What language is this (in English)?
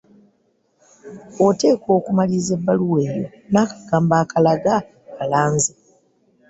Ganda